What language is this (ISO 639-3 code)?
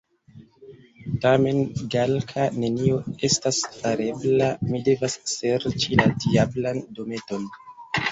epo